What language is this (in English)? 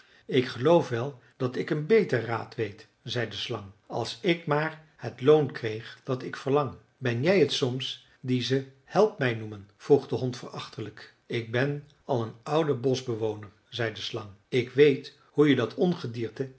Dutch